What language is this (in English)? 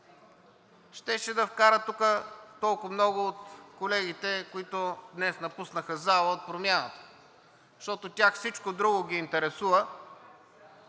Bulgarian